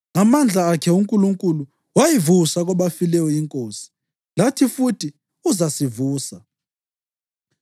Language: North Ndebele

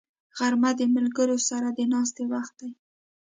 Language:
Pashto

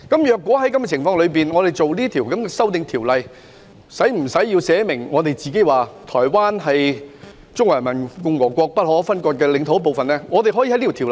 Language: Cantonese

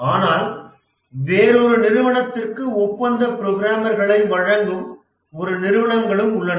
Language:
Tamil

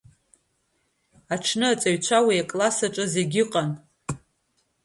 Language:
Abkhazian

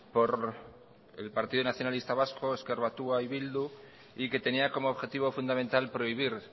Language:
Spanish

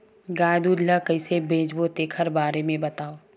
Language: Chhattisgarhi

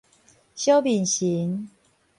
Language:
Min Nan Chinese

